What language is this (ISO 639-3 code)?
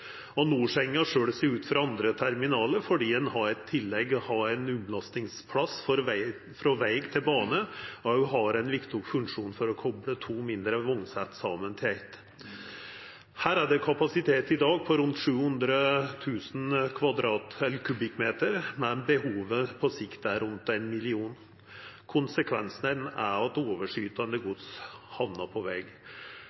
nno